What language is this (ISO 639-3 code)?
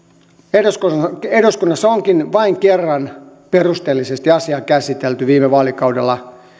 fin